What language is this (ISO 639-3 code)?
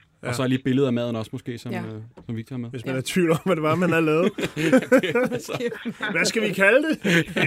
dan